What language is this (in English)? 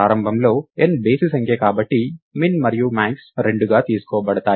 Telugu